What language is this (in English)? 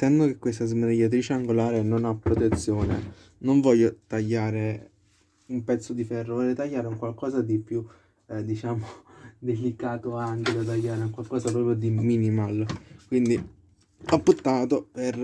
Italian